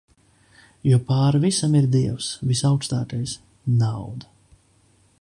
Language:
Latvian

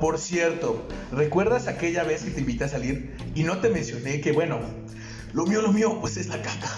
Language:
Spanish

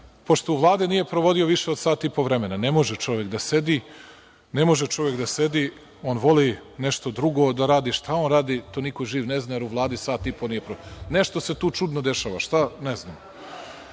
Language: Serbian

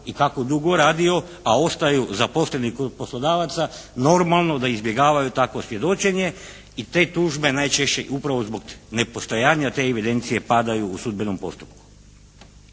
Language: Croatian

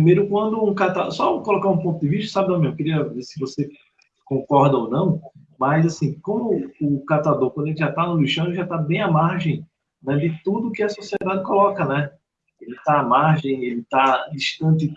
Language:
Portuguese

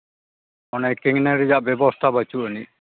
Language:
Santali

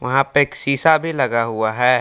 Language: Hindi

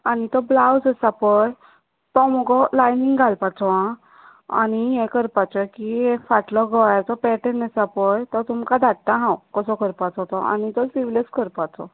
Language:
Konkani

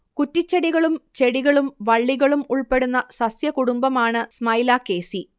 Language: Malayalam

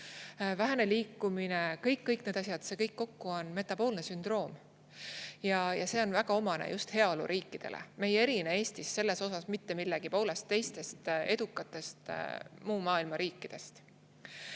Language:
Estonian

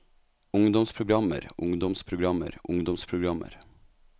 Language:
Norwegian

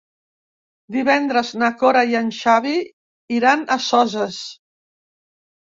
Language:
Catalan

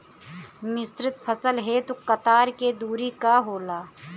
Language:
Bhojpuri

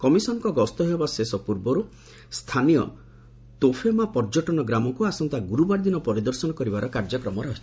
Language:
Odia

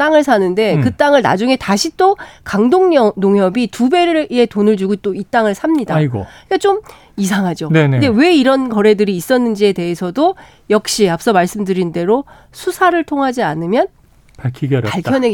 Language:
Korean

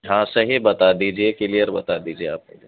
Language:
Urdu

